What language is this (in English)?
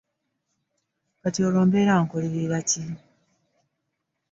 Ganda